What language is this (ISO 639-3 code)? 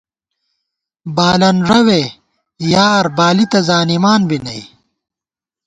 gwt